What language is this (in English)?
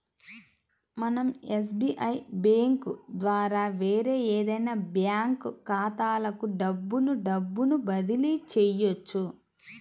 Telugu